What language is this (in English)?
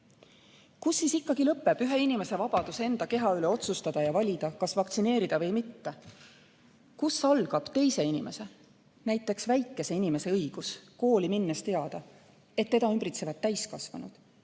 Estonian